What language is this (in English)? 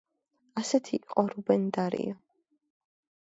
Georgian